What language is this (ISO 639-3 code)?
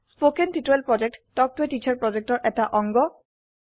asm